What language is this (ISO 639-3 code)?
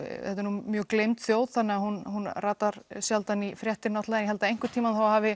isl